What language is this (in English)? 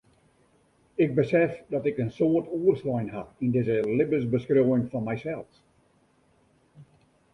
Western Frisian